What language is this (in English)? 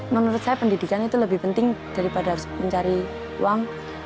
Indonesian